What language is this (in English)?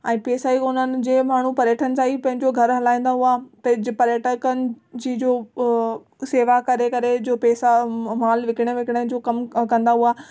Sindhi